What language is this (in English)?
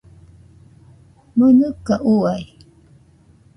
Nüpode Huitoto